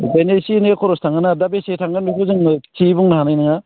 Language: Bodo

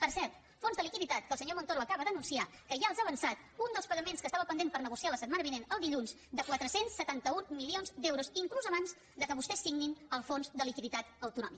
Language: Catalan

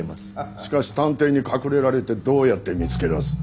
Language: Japanese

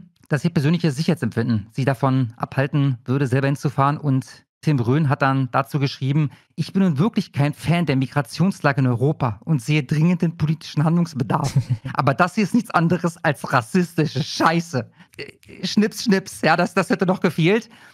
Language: German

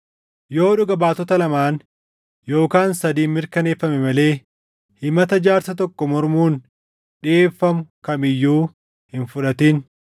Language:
Oromo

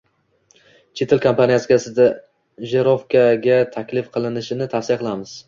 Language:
Uzbek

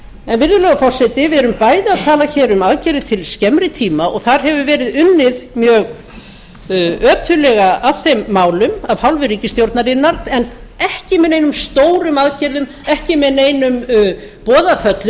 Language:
Icelandic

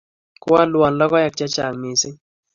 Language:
Kalenjin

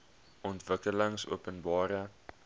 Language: Afrikaans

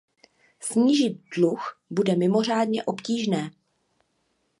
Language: Czech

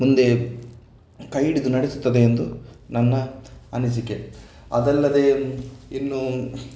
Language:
Kannada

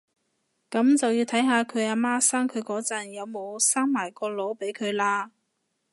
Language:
Cantonese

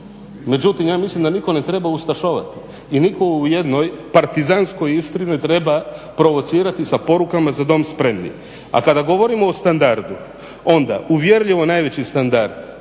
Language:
Croatian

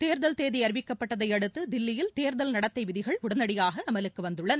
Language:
Tamil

